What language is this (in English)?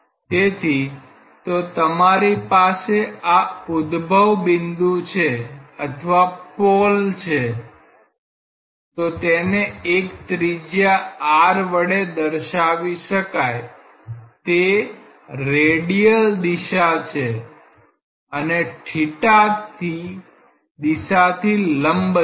Gujarati